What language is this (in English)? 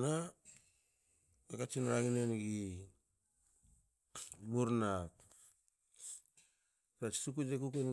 Hakö